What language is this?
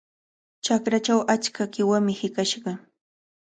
Cajatambo North Lima Quechua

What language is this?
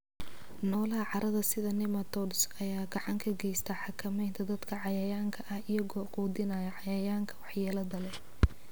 Somali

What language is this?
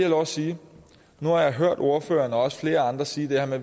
Danish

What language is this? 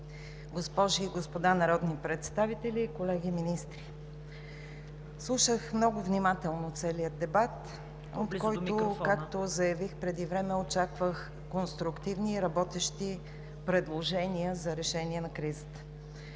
Bulgarian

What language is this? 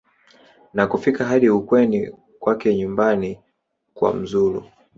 Swahili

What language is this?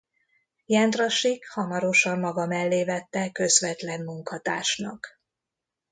Hungarian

